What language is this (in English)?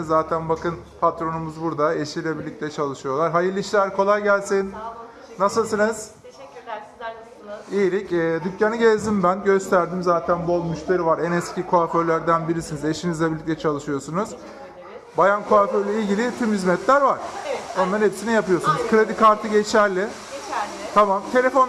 Turkish